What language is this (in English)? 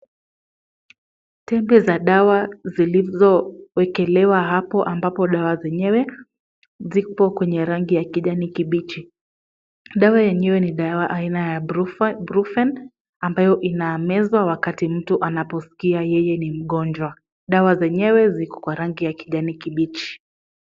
Swahili